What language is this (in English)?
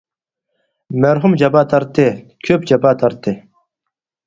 Uyghur